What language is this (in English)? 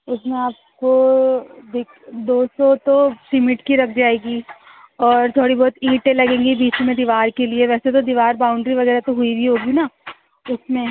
Urdu